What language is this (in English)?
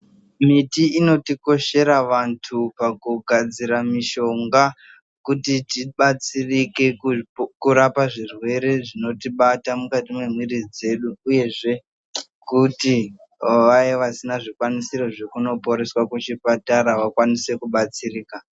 Ndau